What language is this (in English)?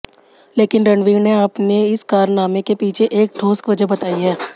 Hindi